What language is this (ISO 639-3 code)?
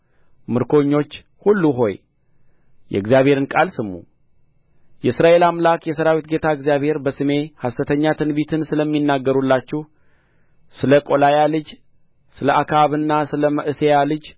amh